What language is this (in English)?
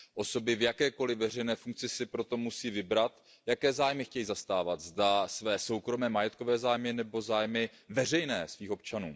Czech